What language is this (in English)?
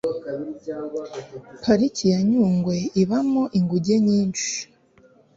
Kinyarwanda